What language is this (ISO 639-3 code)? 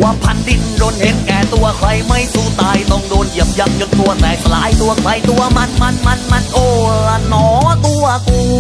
tha